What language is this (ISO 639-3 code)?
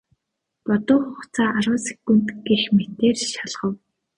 mon